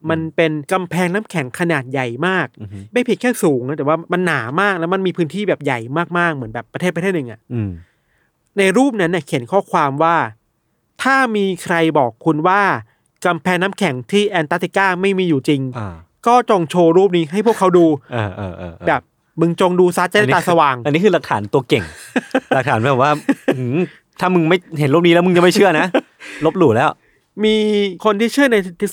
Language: Thai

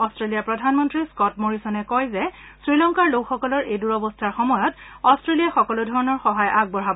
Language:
Assamese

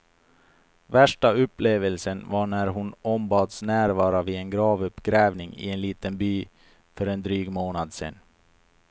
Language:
Swedish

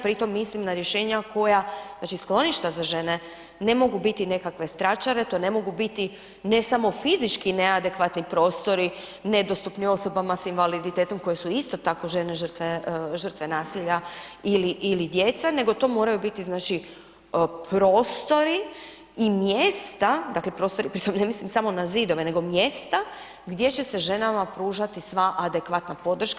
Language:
Croatian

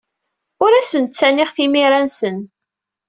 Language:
Kabyle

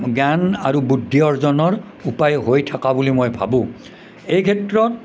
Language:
Assamese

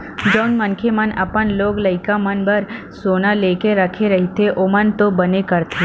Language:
Chhattisgarhi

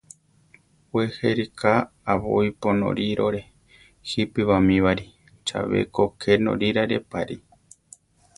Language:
Central Tarahumara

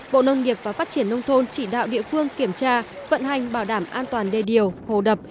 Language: Vietnamese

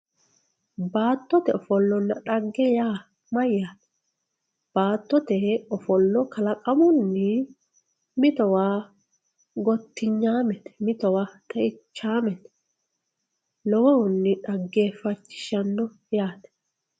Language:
Sidamo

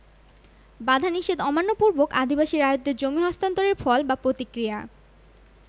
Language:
Bangla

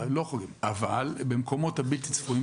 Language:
Hebrew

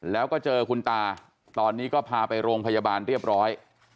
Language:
Thai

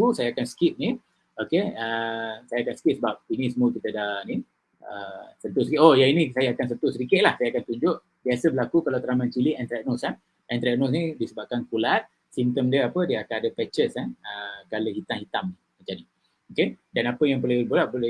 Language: Malay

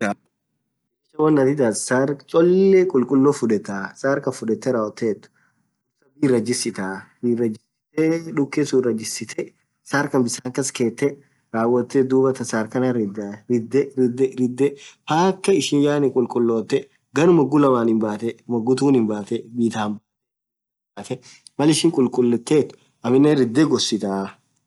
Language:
Orma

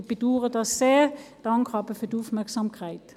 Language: Swiss German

